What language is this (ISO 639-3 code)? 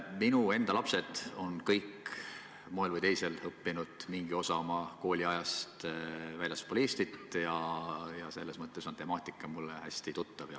est